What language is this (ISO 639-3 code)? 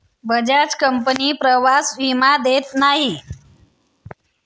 mar